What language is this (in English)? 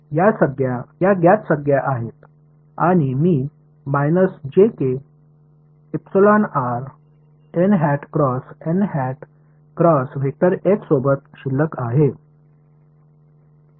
Marathi